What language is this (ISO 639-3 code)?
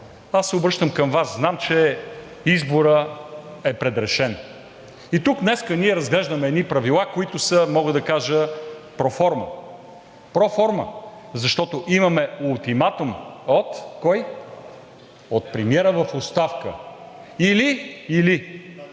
bul